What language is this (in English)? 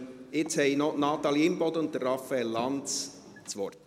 Swiss German